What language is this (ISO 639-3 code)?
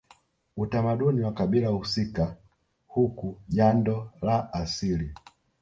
swa